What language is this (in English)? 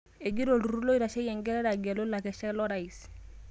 Masai